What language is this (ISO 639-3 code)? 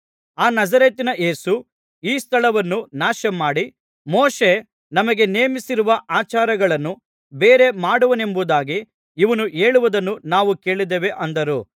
kan